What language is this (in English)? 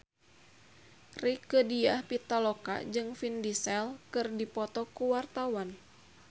Sundanese